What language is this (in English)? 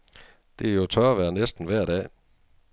Danish